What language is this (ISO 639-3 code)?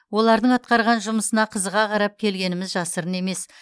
kaz